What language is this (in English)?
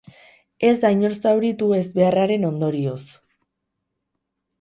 Basque